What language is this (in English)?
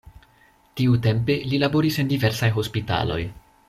Esperanto